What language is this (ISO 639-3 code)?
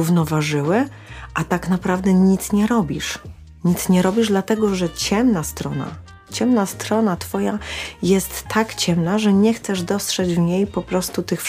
pol